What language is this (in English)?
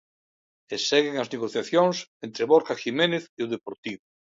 Galician